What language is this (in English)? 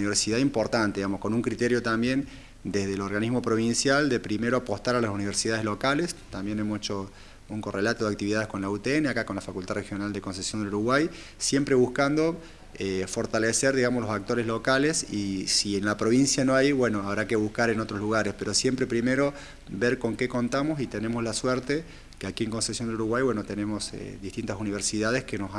Spanish